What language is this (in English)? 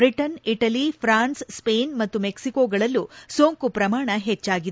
Kannada